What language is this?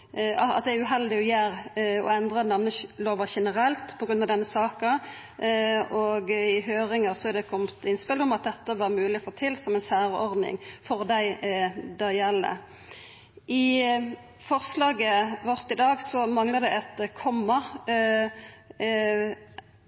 Norwegian Nynorsk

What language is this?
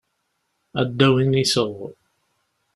Kabyle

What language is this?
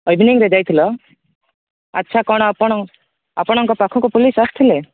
Odia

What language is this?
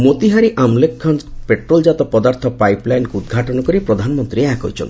Odia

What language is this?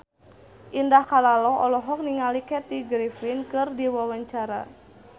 Sundanese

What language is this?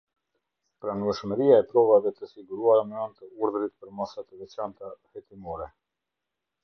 Albanian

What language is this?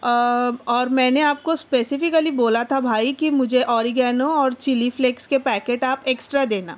Urdu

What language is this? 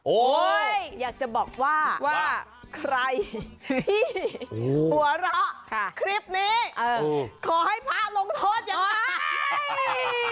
Thai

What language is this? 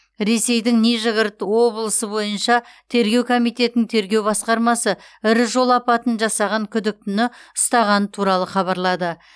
Kazakh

